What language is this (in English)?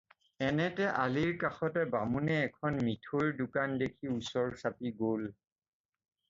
Assamese